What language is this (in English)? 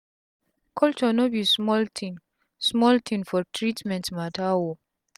Nigerian Pidgin